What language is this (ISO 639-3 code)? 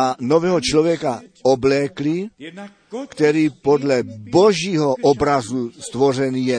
ces